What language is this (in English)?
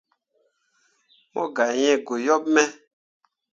Mundang